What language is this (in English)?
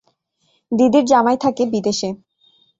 Bangla